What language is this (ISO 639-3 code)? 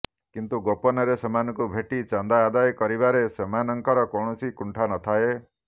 ori